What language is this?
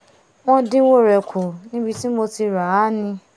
Yoruba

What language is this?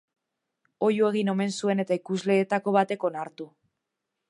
Basque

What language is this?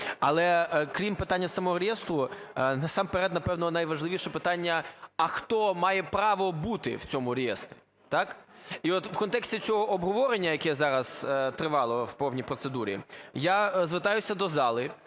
Ukrainian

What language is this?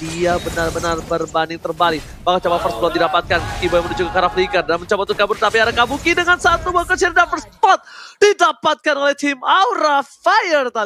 Indonesian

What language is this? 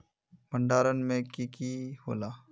Magahi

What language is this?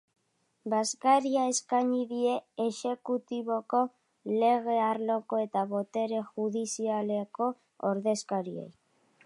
Basque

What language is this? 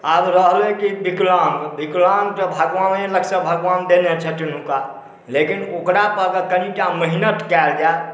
Maithili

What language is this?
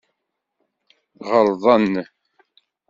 Kabyle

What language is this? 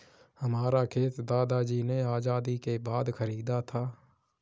Hindi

